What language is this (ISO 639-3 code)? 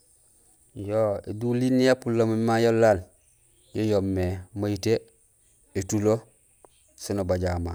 gsl